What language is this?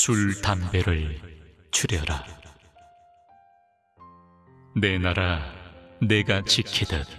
Korean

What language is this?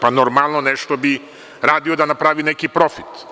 Serbian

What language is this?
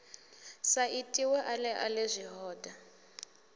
Venda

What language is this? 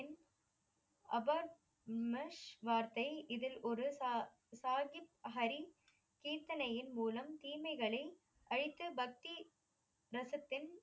Tamil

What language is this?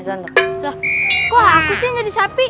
Indonesian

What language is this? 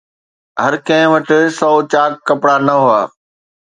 Sindhi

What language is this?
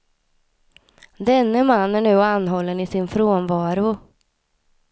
Swedish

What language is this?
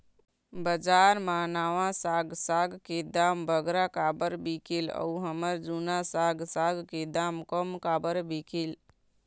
Chhattisgarhi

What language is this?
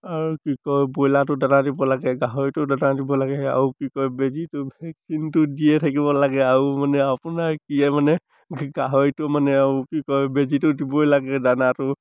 Assamese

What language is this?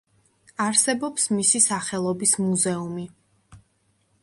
Georgian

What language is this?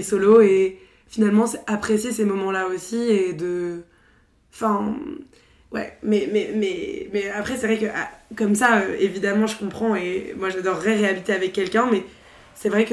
French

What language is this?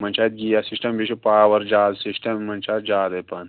Kashmiri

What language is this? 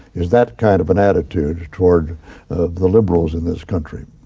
English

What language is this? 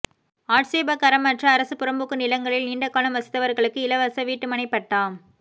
Tamil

